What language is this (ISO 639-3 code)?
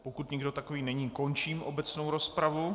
ces